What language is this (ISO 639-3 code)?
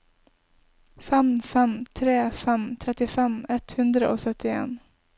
nor